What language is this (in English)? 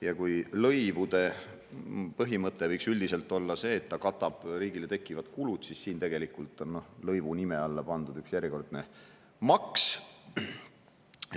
Estonian